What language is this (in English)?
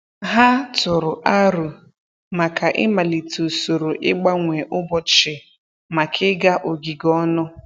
Igbo